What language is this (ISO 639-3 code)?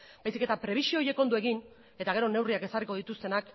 eus